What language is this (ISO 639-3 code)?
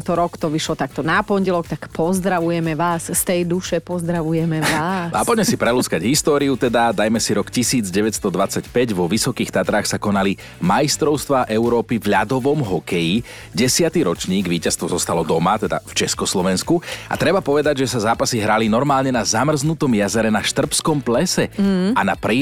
slk